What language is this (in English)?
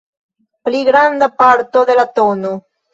Esperanto